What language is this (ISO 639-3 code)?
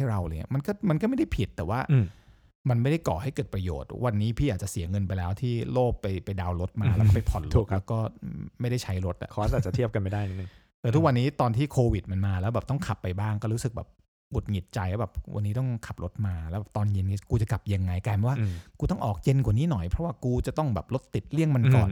tha